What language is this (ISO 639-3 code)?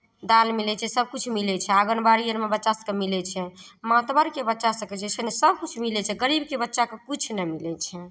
mai